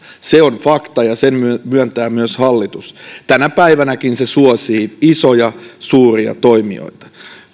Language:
Finnish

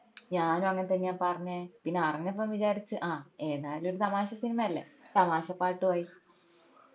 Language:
Malayalam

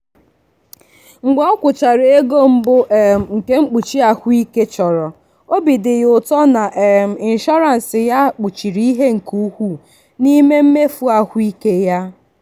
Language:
Igbo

